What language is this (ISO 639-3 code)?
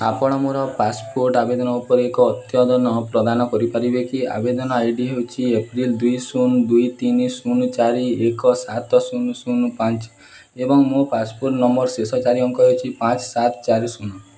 ori